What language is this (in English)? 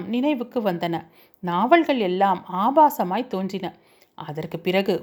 Tamil